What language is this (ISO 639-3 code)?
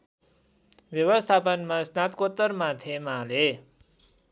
nep